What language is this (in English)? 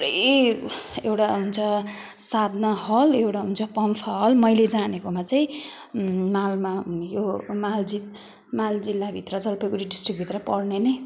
Nepali